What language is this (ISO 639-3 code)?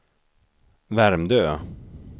swe